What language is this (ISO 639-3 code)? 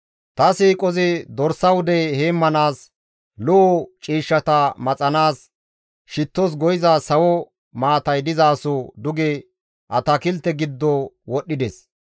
gmv